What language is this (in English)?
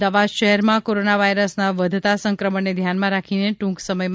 Gujarati